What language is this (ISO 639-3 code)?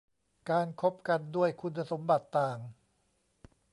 tha